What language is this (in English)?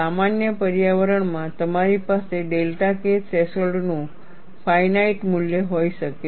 Gujarati